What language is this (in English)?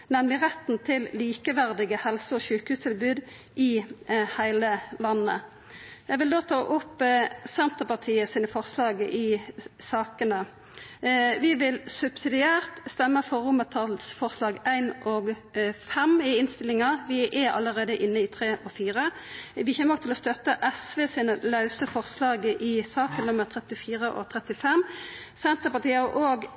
Norwegian Nynorsk